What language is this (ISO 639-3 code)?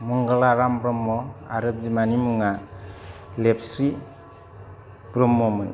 brx